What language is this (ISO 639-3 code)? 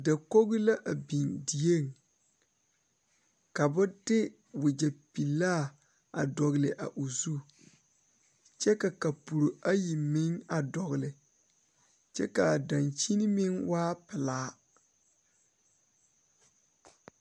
dga